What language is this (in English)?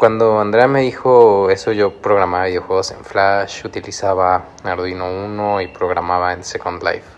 Spanish